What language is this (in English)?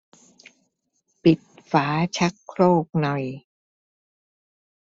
Thai